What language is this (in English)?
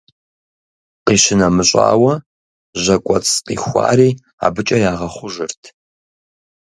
Kabardian